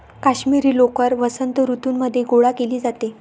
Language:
Marathi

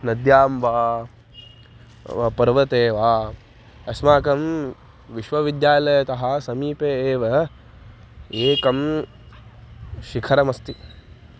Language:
Sanskrit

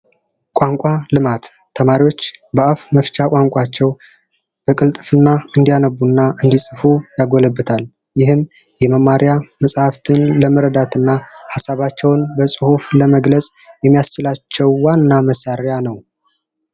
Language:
Amharic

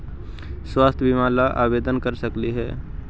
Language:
Magahi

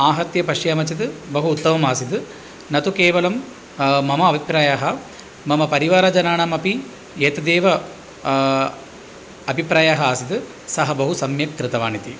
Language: Sanskrit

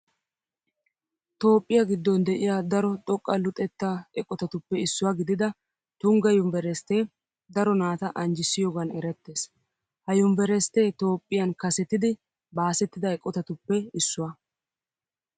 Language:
Wolaytta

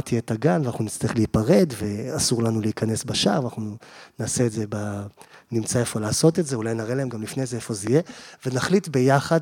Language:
Hebrew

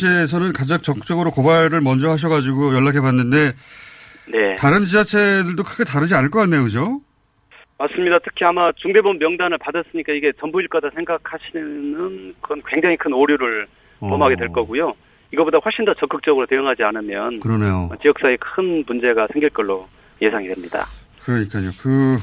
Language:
Korean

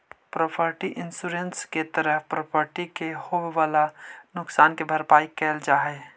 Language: Magahi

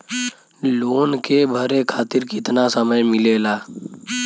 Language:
Bhojpuri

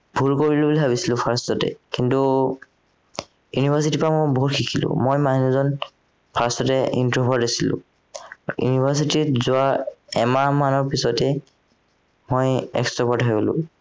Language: Assamese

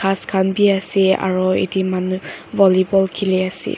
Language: Naga Pidgin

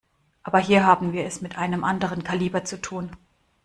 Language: German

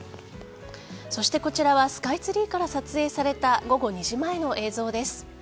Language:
Japanese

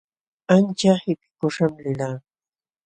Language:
Jauja Wanca Quechua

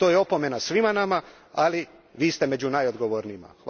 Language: Croatian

